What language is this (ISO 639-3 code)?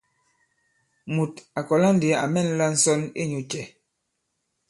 abb